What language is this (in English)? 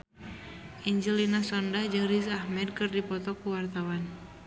Sundanese